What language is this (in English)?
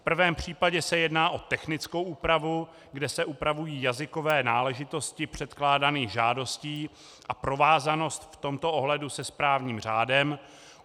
Czech